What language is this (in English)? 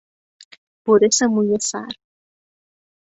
Persian